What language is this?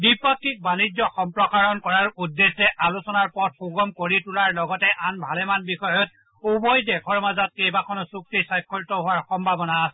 Assamese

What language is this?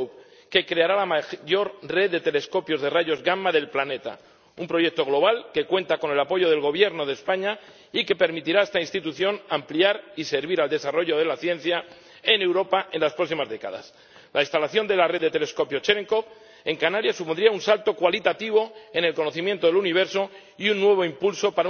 Spanish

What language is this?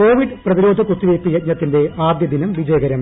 Malayalam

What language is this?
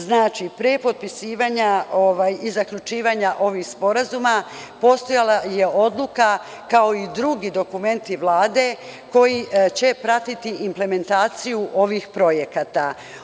Serbian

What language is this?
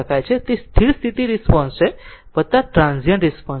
Gujarati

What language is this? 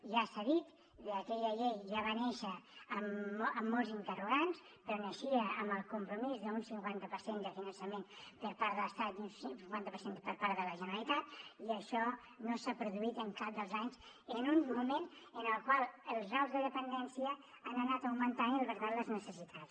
Catalan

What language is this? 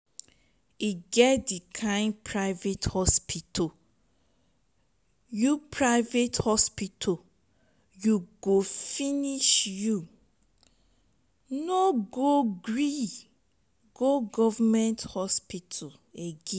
Nigerian Pidgin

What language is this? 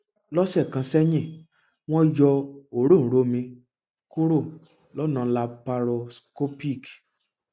Yoruba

